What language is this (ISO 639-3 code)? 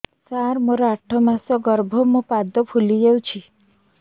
ori